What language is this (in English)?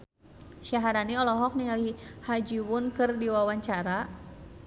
Sundanese